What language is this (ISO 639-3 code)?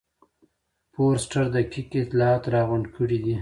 pus